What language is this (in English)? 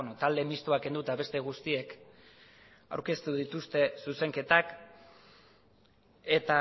Basque